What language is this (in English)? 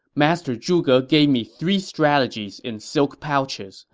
English